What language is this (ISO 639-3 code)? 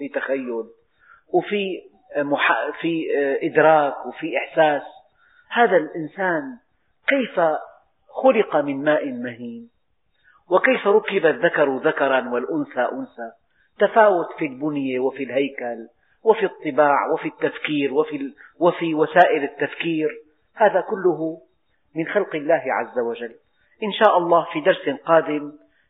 ara